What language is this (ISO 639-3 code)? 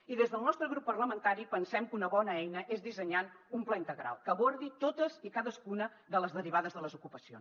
cat